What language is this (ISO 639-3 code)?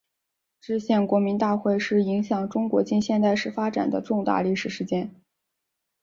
zho